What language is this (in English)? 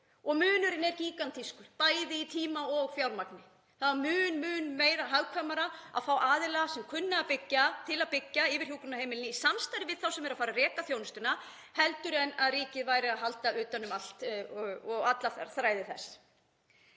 Icelandic